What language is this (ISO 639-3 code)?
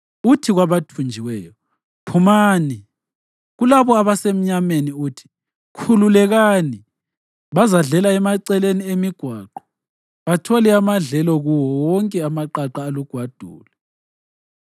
nde